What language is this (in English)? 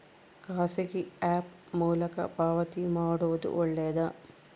Kannada